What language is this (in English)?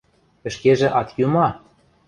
Western Mari